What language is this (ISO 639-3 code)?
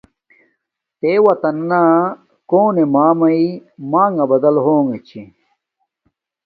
dmk